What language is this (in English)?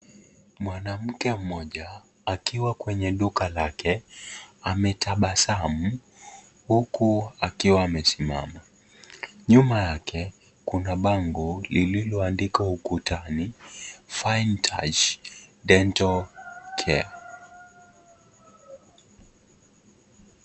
Swahili